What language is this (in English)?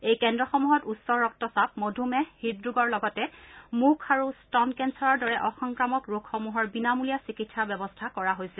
Assamese